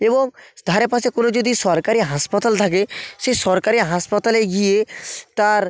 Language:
Bangla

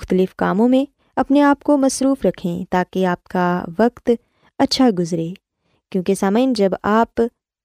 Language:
Urdu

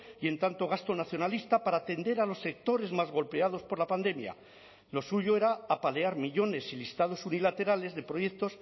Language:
Spanish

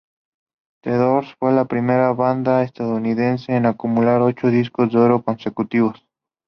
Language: Spanish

